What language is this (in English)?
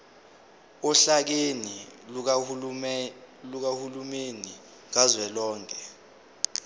Zulu